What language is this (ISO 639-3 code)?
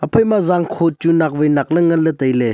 nnp